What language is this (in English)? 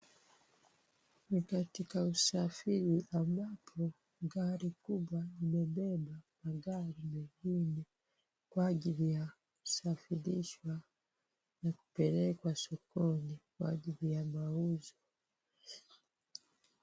Swahili